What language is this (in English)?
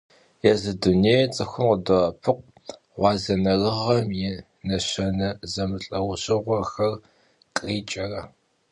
Kabardian